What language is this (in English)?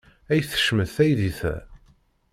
Kabyle